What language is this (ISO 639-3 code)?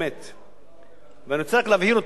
heb